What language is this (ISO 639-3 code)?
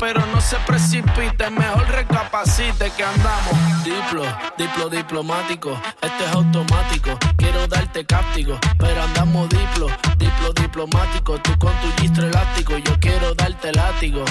spa